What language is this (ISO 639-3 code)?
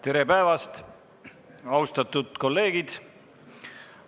est